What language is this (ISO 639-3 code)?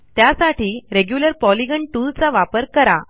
mar